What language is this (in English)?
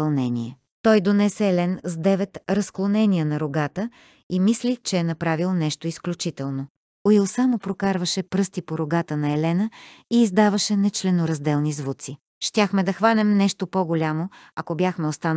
Bulgarian